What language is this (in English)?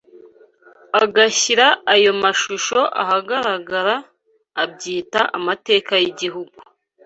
Kinyarwanda